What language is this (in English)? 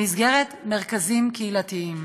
Hebrew